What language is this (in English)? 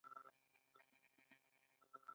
Pashto